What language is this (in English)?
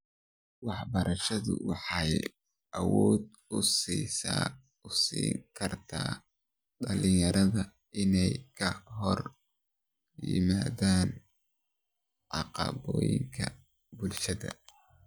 Somali